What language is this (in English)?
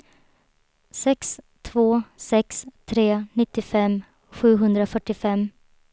Swedish